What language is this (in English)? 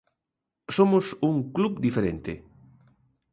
Galician